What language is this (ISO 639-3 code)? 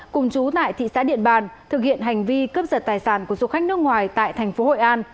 vie